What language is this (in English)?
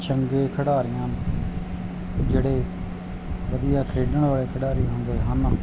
Punjabi